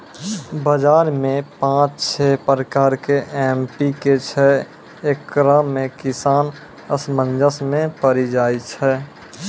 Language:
Maithili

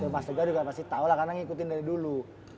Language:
Indonesian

